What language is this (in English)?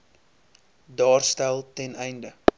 Afrikaans